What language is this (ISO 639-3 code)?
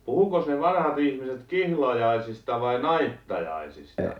fin